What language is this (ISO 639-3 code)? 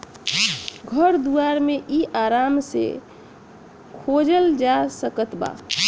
bho